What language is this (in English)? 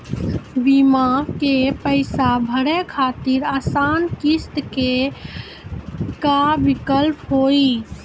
Maithili